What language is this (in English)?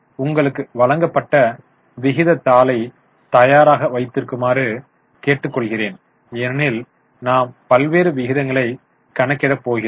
Tamil